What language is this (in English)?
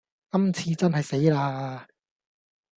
Cantonese